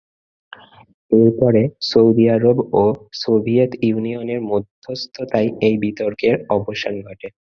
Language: Bangla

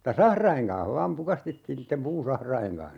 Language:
Finnish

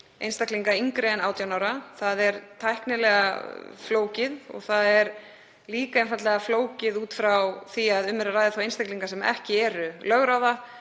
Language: Icelandic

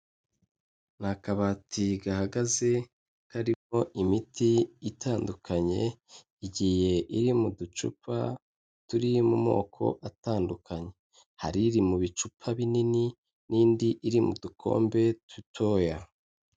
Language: Kinyarwanda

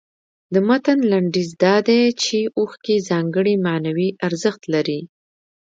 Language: Pashto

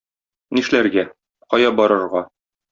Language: Tatar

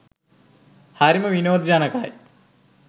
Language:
Sinhala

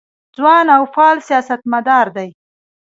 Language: Pashto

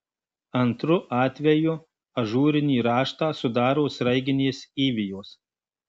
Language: Lithuanian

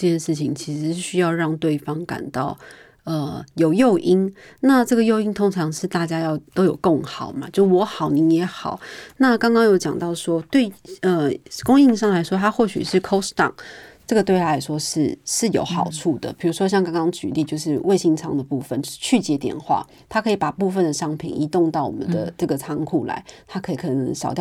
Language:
Chinese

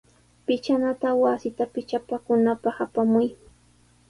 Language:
Sihuas Ancash Quechua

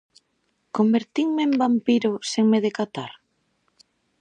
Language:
Galician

